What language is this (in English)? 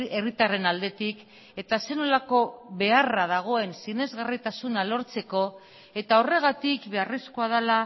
Basque